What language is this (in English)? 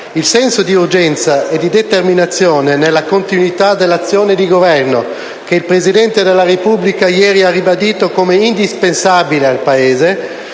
Italian